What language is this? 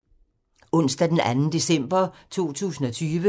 Danish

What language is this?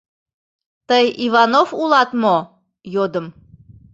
Mari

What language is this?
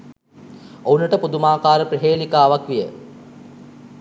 Sinhala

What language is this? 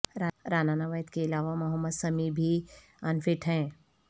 Urdu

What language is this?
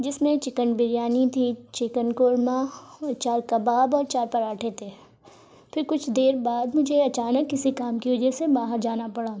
Urdu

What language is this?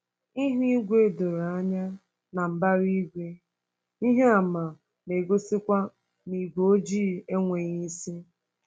Igbo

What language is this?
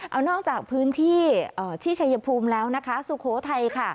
Thai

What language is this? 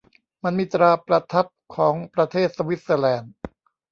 Thai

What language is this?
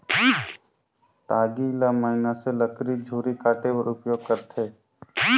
Chhattisgarhi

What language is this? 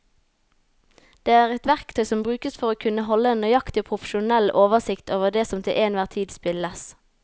Norwegian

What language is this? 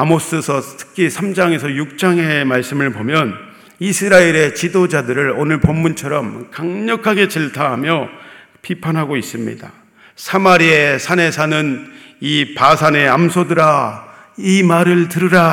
Korean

